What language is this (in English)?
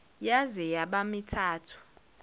Zulu